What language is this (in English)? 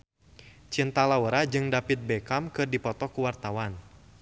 Sundanese